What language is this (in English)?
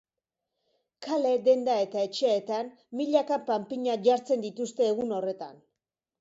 Basque